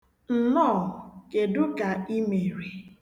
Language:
Igbo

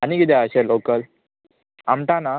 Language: Konkani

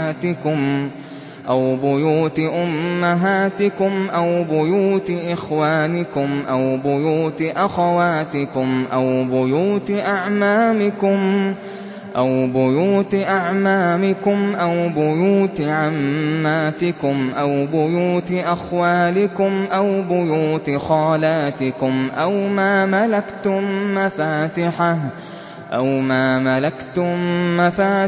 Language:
Arabic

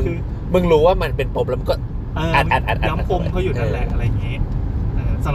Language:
Thai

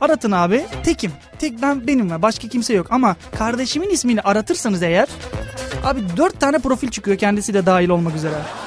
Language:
Turkish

